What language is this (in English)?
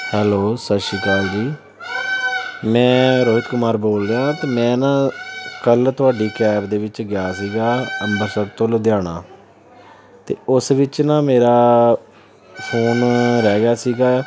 Punjabi